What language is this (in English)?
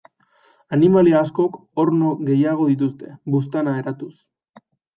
Basque